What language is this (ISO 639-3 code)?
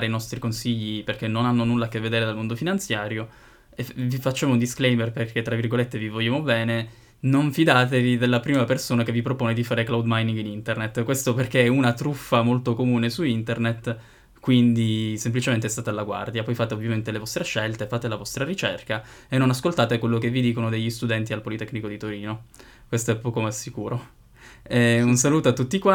ita